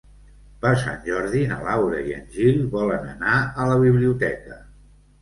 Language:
Catalan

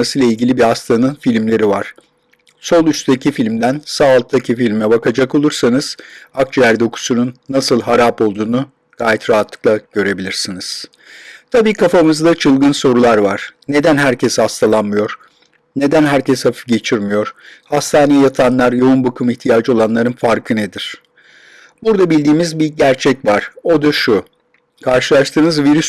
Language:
Turkish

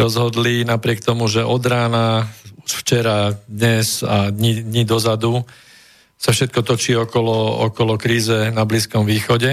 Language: Slovak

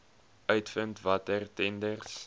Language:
Afrikaans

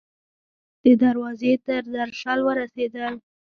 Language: Pashto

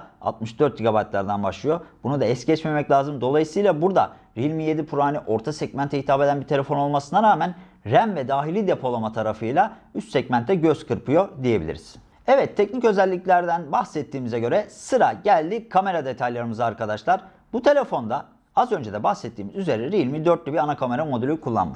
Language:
Turkish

